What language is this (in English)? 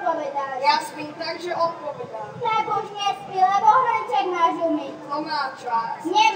Czech